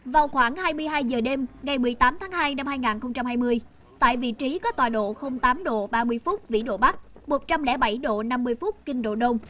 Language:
Vietnamese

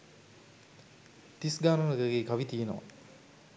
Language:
Sinhala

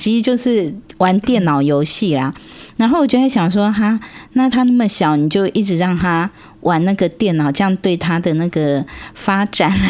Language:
Chinese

